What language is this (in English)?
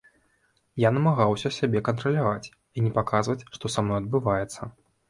Belarusian